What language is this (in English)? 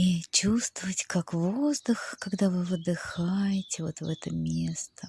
Russian